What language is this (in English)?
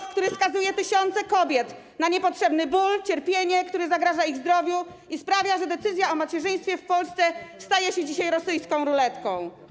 Polish